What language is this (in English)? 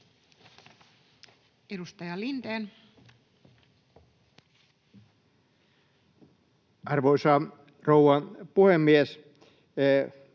Finnish